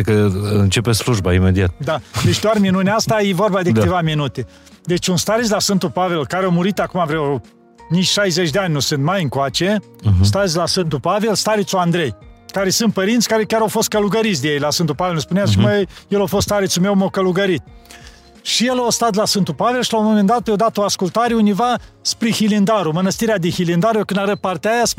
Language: Romanian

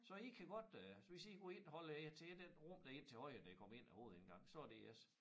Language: Danish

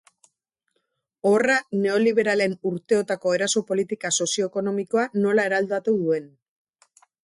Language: Basque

